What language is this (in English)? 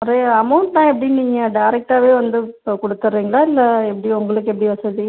Tamil